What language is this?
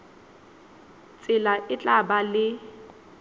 Southern Sotho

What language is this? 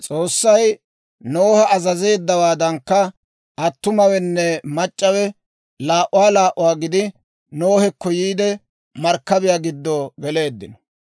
Dawro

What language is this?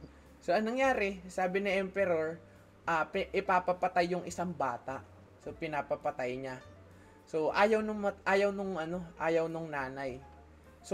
Filipino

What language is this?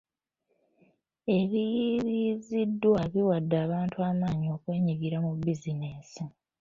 Ganda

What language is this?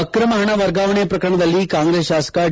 Kannada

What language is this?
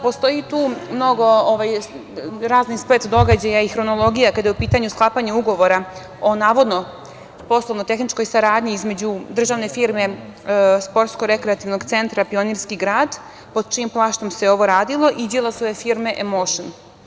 Serbian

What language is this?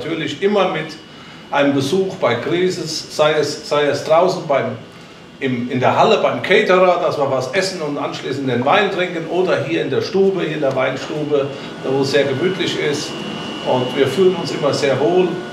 German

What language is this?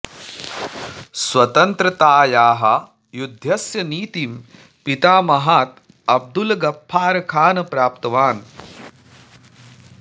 Sanskrit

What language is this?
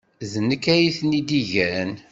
Kabyle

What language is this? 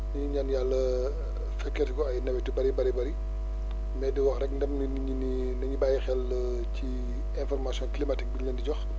Wolof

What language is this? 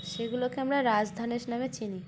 Bangla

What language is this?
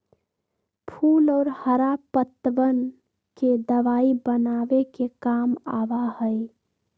Magahi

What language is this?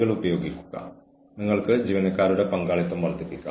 Malayalam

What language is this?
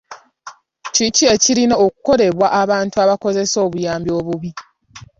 Ganda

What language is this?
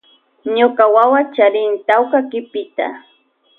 Loja Highland Quichua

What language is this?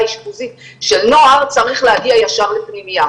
Hebrew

